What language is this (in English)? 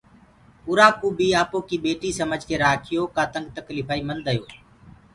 Gurgula